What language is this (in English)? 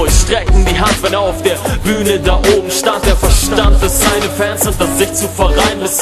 German